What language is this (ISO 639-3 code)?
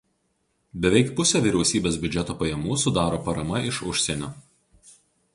lit